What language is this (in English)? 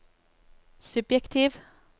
Norwegian